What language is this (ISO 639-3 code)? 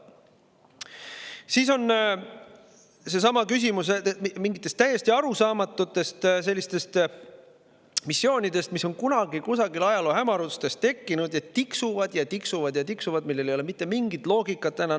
est